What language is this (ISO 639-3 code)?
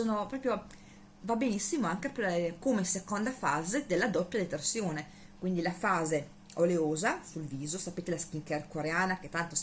ita